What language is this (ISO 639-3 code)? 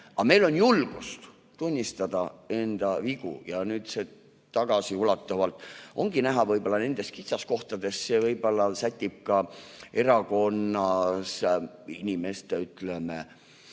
est